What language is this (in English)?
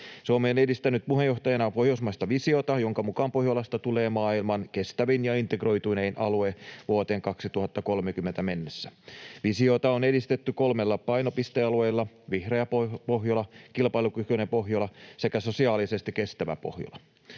Finnish